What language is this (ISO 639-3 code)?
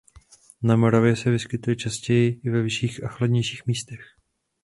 ces